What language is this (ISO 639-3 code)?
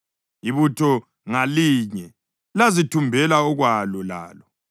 nde